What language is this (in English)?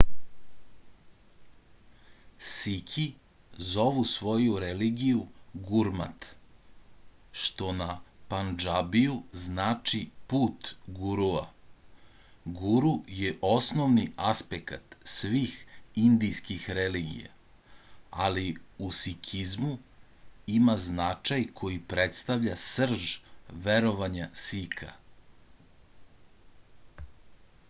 Serbian